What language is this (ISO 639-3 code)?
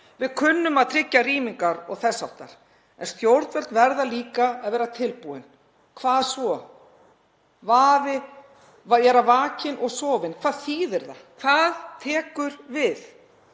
isl